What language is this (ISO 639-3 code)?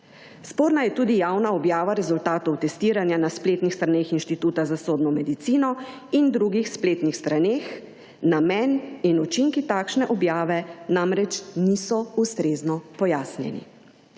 slv